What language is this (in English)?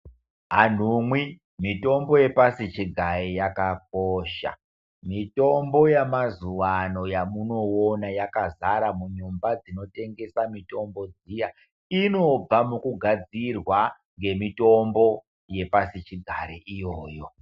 Ndau